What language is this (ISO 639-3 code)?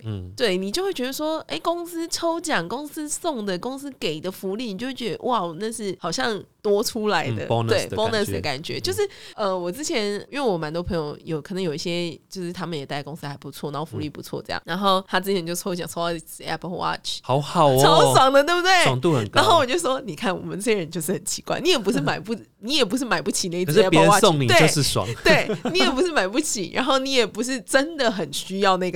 zho